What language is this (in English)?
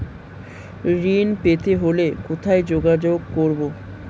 Bangla